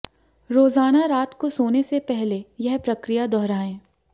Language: Hindi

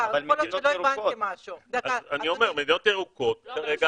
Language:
Hebrew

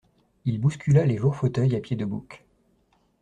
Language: French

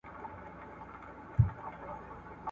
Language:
Pashto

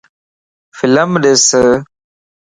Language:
Lasi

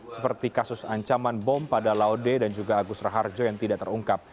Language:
Indonesian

